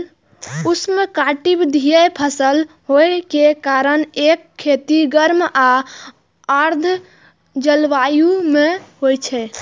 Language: Maithili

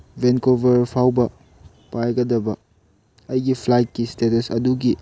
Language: Manipuri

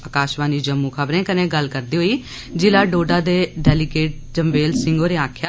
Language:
Dogri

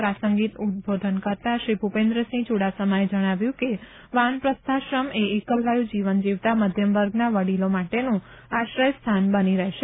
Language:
Gujarati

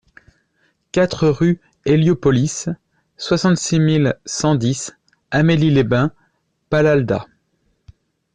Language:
French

